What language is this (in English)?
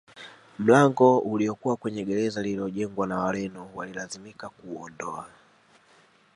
Swahili